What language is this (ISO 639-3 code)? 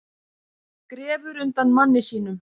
isl